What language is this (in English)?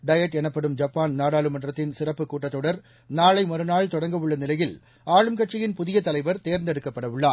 Tamil